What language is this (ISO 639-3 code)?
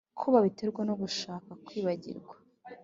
kin